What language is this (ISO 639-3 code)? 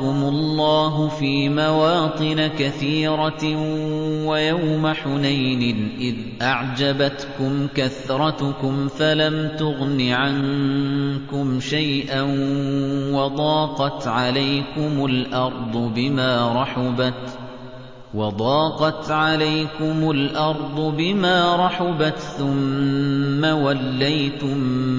ara